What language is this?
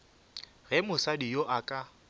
Northern Sotho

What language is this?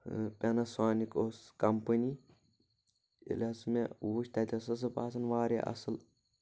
Kashmiri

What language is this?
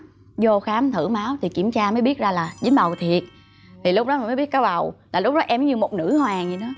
Vietnamese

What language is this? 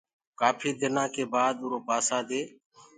Gurgula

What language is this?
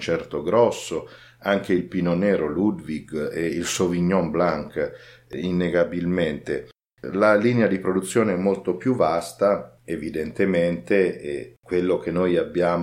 Italian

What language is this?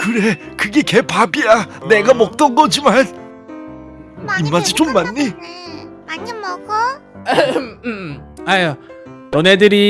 Korean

